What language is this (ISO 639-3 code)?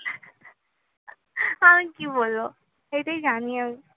ben